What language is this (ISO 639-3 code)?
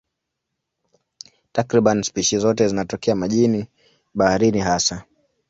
swa